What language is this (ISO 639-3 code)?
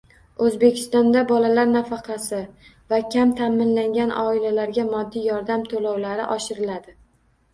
uzb